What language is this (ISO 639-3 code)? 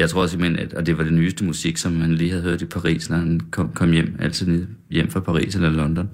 dan